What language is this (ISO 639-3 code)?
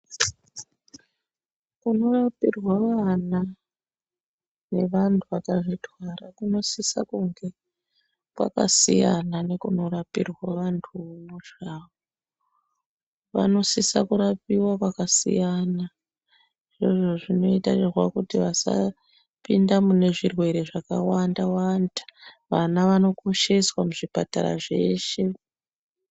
ndc